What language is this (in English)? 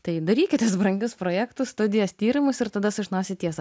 Lithuanian